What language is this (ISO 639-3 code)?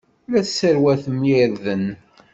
kab